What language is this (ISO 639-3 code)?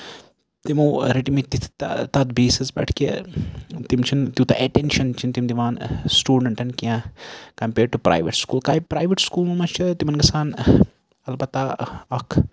kas